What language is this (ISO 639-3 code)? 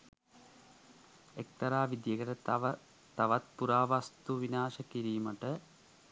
sin